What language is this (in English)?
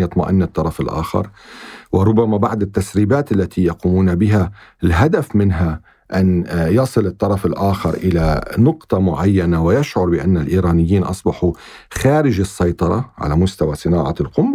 Arabic